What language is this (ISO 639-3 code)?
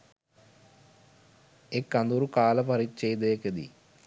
sin